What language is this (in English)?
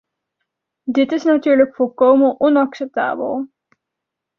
Dutch